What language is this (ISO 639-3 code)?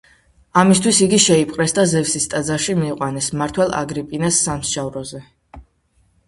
kat